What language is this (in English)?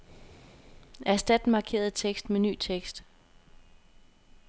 Danish